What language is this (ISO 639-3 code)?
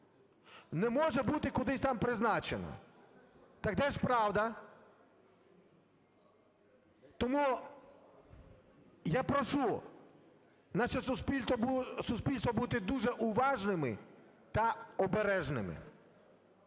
ukr